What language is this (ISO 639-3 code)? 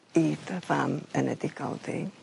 cym